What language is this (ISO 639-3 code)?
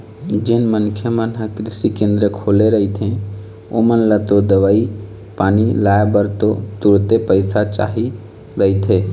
hne